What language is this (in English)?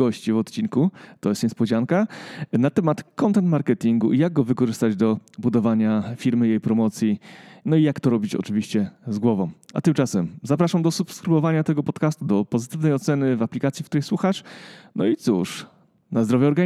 Polish